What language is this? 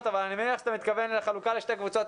Hebrew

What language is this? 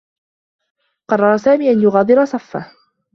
Arabic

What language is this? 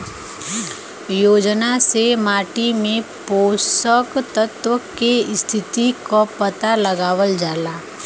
Bhojpuri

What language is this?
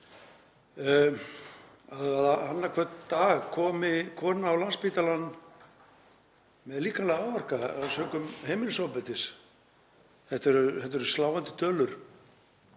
Icelandic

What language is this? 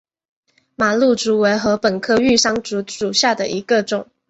Chinese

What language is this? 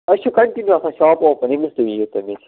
Kashmiri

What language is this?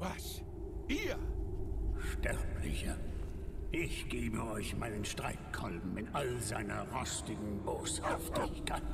German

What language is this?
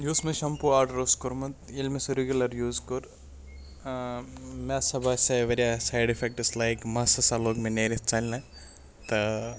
Kashmiri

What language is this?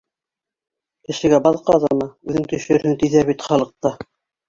Bashkir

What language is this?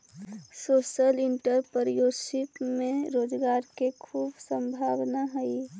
Magahi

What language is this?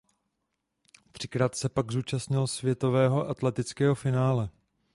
Czech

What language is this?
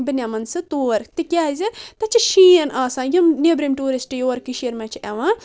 Kashmiri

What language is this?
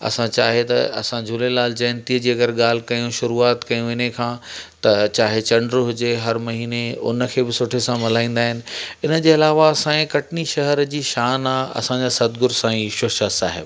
Sindhi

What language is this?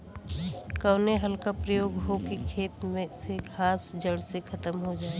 Bhojpuri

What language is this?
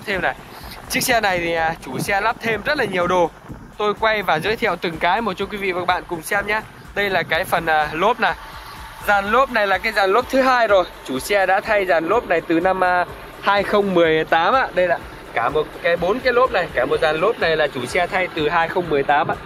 Vietnamese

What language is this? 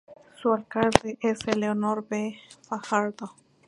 Spanish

